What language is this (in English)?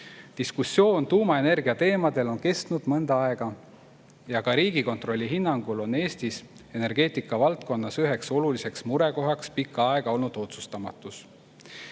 Estonian